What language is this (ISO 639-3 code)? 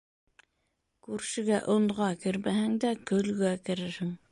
bak